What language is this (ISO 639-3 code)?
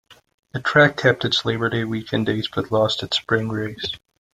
eng